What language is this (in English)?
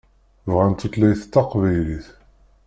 Kabyle